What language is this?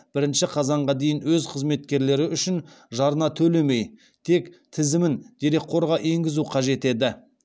Kazakh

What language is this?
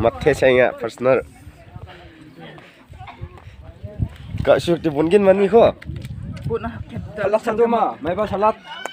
Arabic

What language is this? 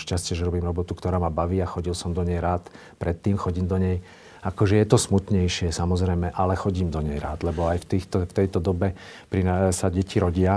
Slovak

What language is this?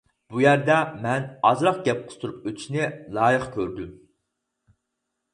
Uyghur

